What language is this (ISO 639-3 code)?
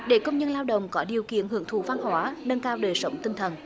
vie